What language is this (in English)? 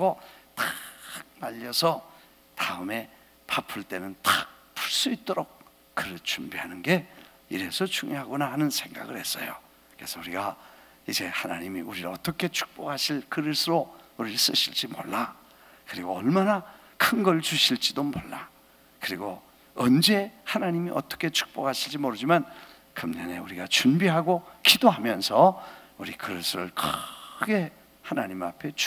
Korean